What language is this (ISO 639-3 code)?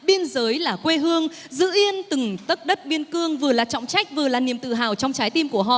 vie